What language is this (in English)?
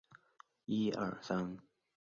Chinese